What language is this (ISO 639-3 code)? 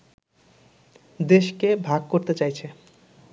ben